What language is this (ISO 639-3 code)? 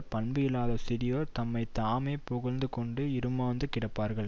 tam